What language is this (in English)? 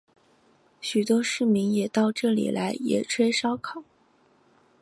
Chinese